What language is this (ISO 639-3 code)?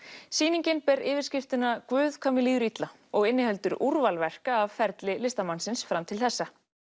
isl